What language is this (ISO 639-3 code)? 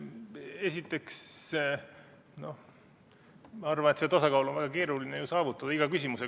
est